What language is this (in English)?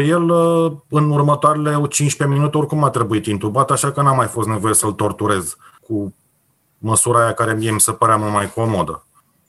Romanian